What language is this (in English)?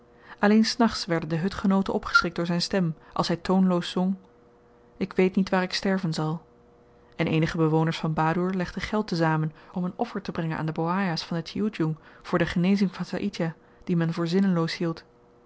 Dutch